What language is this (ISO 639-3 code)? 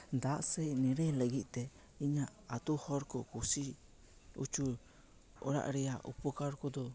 sat